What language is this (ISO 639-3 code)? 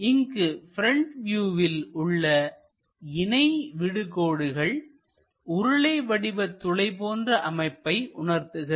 tam